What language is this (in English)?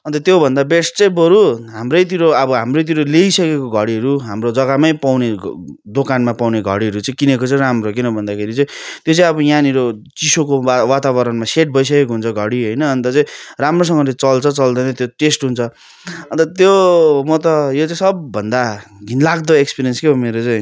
Nepali